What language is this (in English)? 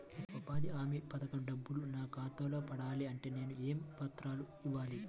Telugu